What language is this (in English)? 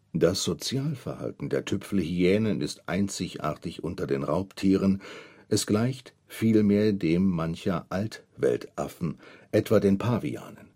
German